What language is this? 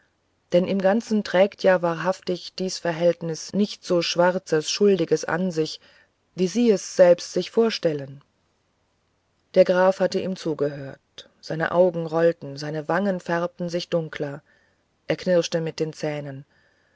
German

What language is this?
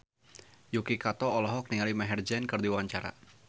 Sundanese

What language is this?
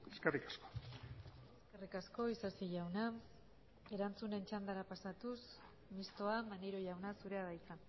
Basque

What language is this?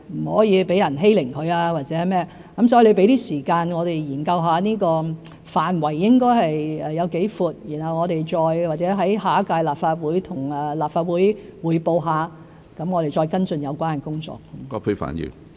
Cantonese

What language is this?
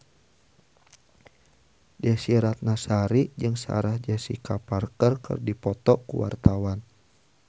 Sundanese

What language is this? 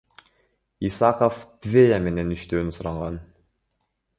Kyrgyz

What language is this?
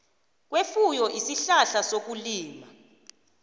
South Ndebele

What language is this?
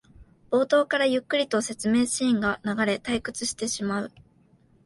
Japanese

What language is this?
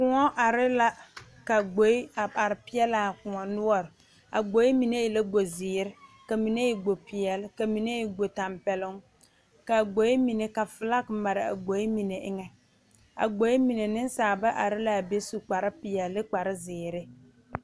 Southern Dagaare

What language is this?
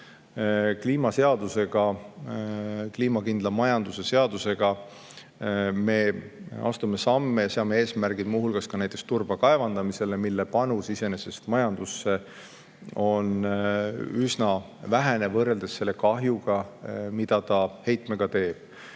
Estonian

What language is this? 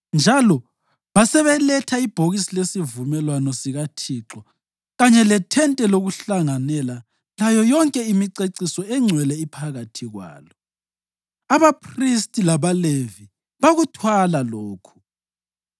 North Ndebele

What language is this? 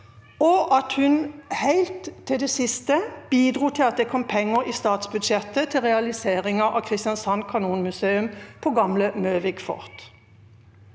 Norwegian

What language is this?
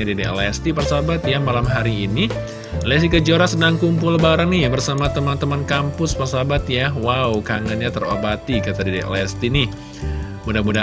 Indonesian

